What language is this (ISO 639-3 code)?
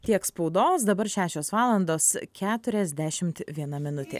lit